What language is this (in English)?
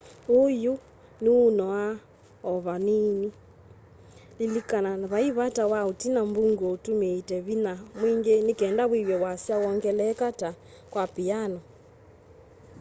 Kamba